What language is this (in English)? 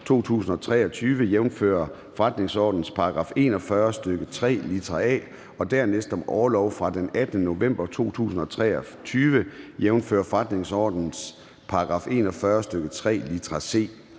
Danish